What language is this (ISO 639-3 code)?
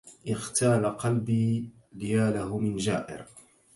ara